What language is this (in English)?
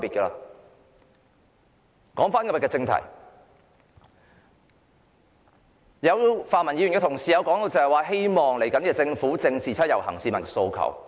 Cantonese